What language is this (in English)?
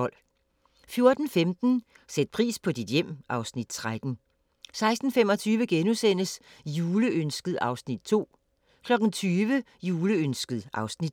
Danish